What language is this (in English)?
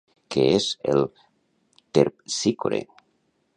Catalan